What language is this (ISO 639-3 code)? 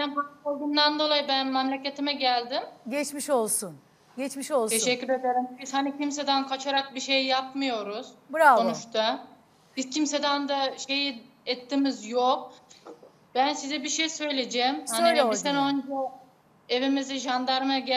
tur